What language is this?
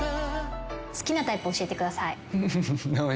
Japanese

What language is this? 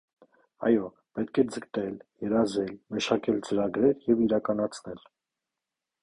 Armenian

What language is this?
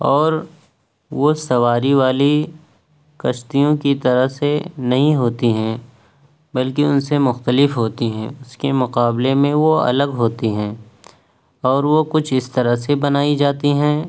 Urdu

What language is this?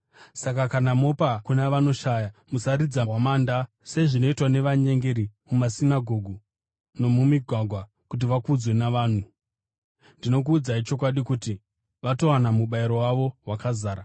Shona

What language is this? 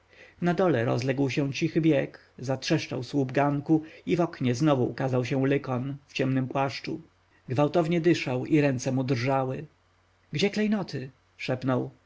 Polish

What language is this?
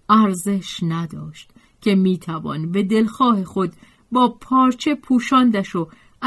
Persian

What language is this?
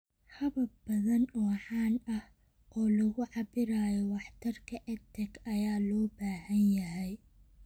Somali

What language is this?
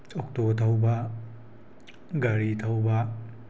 Manipuri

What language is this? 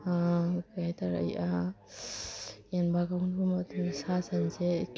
Manipuri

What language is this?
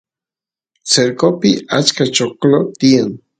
Santiago del Estero Quichua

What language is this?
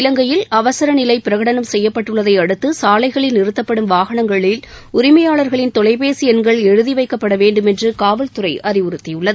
Tamil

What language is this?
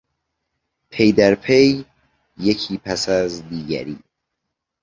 Persian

